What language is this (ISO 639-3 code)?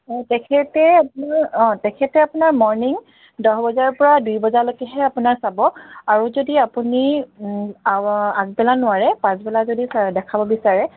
asm